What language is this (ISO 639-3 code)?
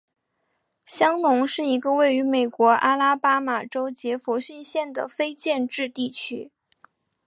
zho